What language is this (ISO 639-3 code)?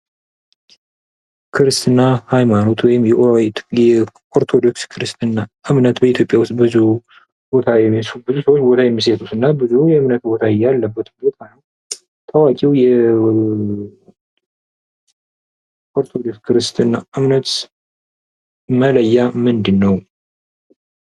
amh